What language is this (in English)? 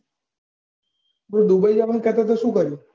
Gujarati